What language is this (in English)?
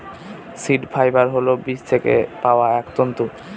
Bangla